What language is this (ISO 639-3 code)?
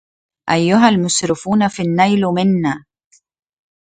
ara